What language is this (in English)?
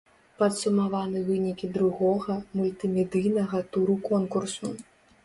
Belarusian